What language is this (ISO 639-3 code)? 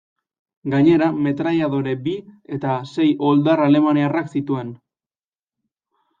eus